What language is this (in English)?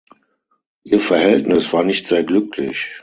German